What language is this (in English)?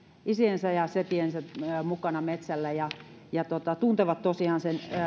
Finnish